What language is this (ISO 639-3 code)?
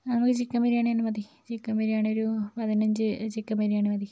mal